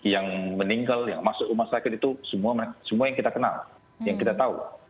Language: Indonesian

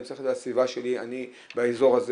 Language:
Hebrew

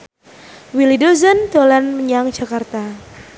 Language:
Javanese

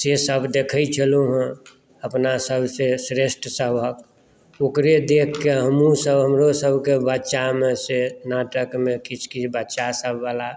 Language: Maithili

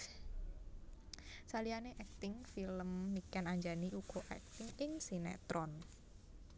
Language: Javanese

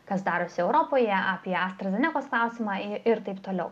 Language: Lithuanian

